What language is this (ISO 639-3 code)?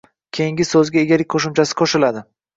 uzb